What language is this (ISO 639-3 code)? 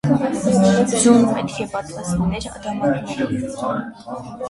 hye